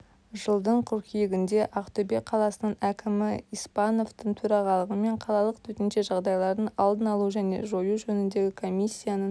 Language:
Kazakh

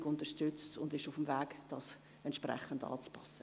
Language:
Swiss German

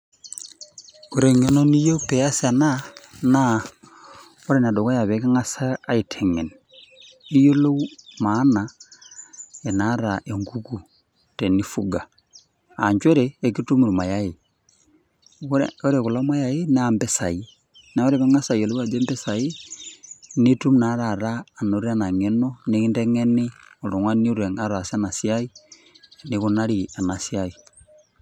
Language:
Masai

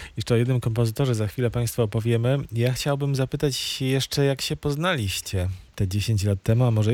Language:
Polish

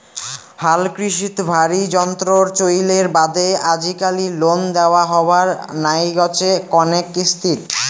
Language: Bangla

